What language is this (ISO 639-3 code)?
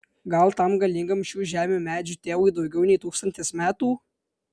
lit